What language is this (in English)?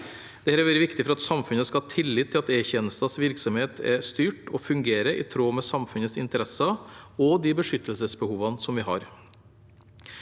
Norwegian